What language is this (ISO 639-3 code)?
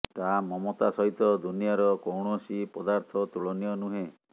ori